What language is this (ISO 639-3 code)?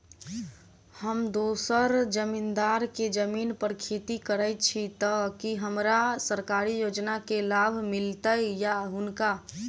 mai